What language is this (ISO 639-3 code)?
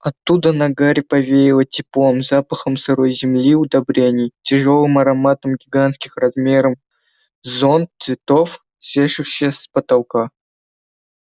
rus